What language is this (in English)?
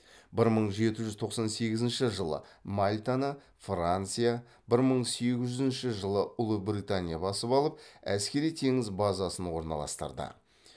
Kazakh